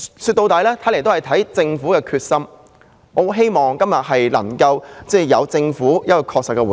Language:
Cantonese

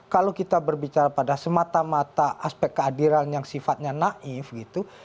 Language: Indonesian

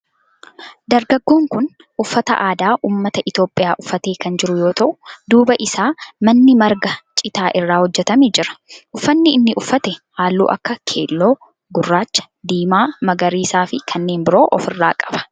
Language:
Oromo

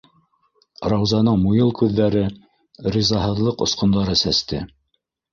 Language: Bashkir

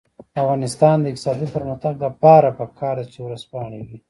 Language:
Pashto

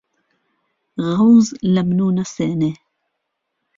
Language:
Central Kurdish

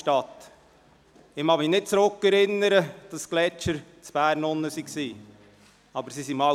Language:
Swiss German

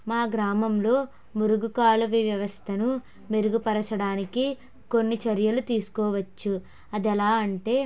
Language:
Telugu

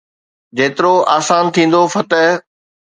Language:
Sindhi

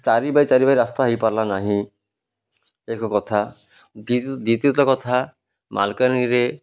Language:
Odia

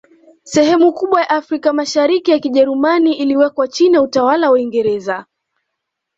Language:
Swahili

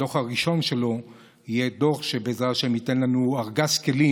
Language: Hebrew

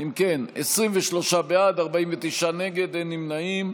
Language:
Hebrew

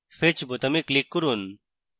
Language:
Bangla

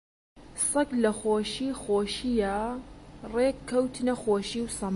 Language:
Central Kurdish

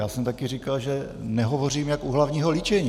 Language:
Czech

